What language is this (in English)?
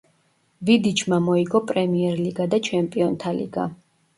Georgian